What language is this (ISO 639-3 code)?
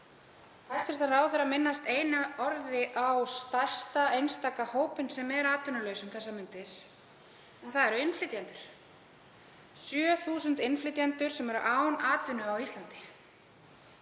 isl